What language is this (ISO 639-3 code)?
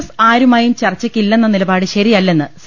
mal